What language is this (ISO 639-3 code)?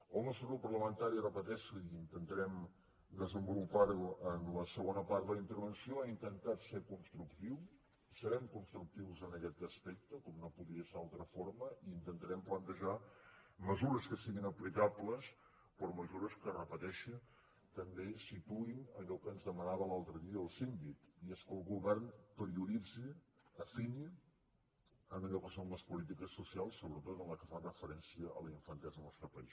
cat